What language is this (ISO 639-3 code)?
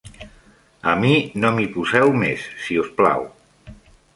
cat